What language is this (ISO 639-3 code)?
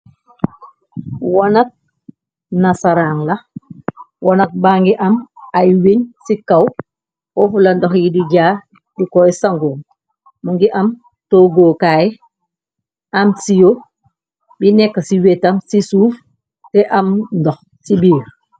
wol